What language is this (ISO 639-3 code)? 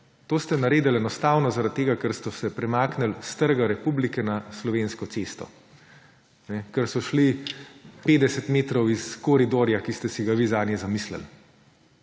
slv